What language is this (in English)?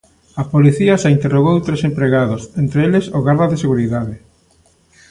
Galician